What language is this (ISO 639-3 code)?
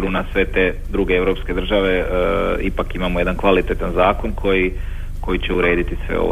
hrv